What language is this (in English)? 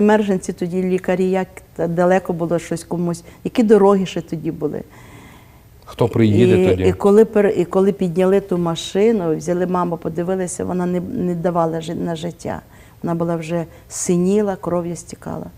Ukrainian